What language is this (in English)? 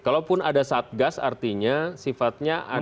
Indonesian